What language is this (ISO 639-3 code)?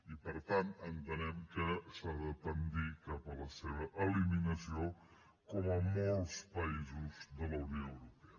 cat